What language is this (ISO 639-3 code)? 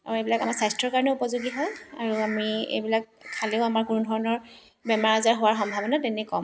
asm